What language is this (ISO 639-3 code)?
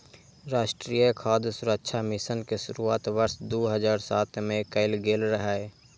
mai